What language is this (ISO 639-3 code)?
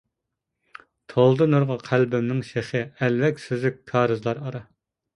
uig